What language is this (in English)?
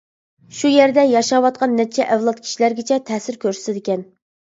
Uyghur